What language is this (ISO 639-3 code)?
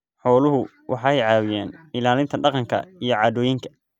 som